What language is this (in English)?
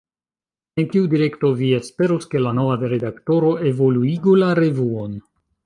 Esperanto